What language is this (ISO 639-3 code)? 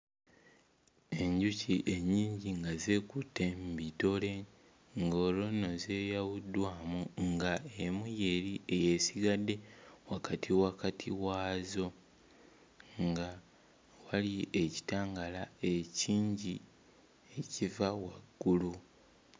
lug